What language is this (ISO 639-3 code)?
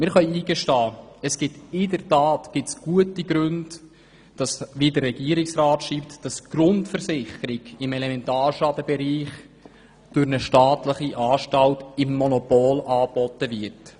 gsw